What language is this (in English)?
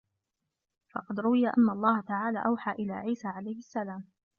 Arabic